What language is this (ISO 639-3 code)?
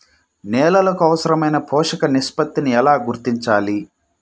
tel